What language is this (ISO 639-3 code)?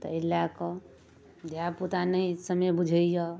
mai